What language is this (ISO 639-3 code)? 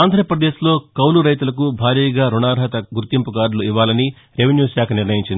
tel